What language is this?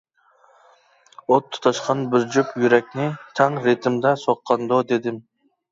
Uyghur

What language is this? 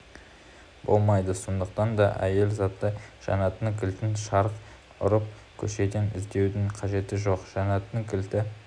Kazakh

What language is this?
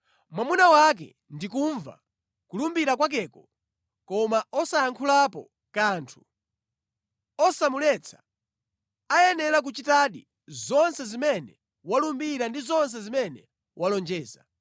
Nyanja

